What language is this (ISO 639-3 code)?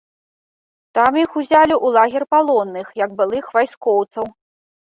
bel